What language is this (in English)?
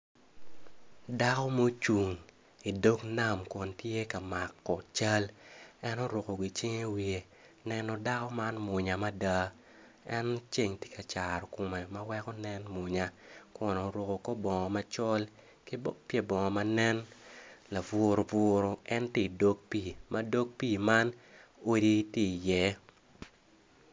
Acoli